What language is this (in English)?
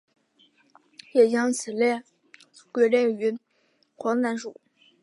Chinese